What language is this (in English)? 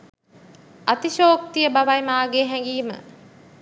Sinhala